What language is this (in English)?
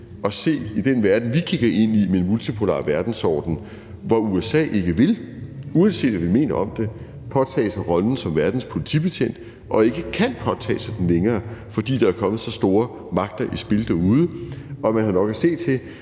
Danish